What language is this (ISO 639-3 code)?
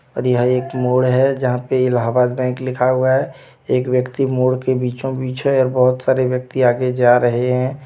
hin